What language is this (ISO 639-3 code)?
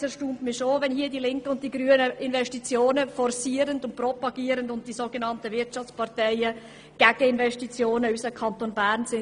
gsw